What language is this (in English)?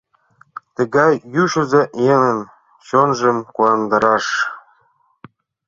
Mari